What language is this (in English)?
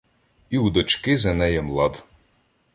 Ukrainian